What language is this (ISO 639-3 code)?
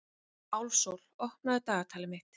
isl